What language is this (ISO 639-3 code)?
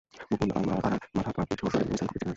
ben